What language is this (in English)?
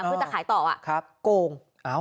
Thai